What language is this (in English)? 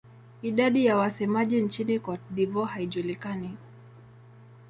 Swahili